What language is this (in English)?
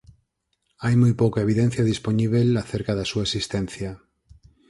Galician